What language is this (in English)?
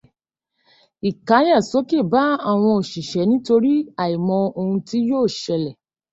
Yoruba